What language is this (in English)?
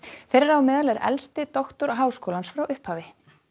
Icelandic